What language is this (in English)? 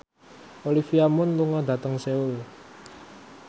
Javanese